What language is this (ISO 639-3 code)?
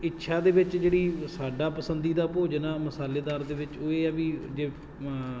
pan